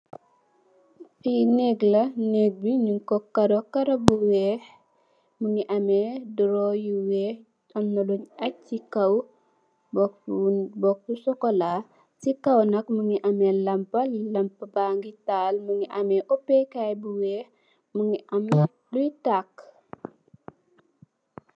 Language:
Wolof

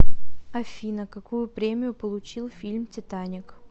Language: Russian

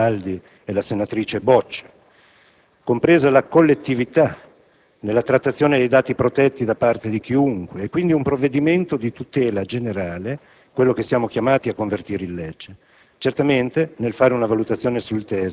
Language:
Italian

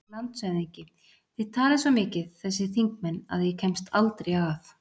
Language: Icelandic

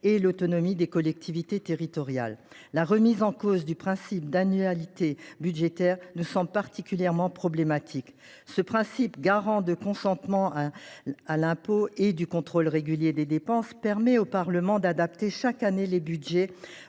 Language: French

